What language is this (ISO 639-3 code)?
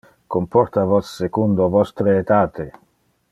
ina